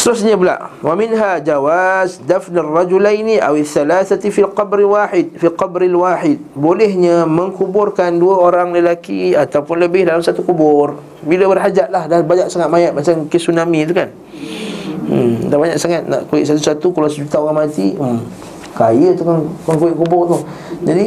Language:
Malay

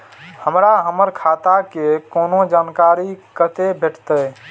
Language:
Maithili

